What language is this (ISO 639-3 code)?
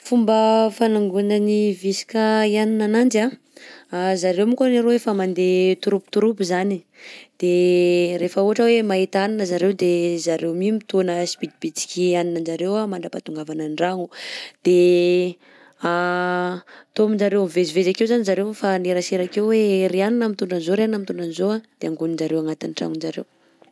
bzc